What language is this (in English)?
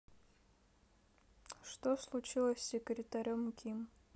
Russian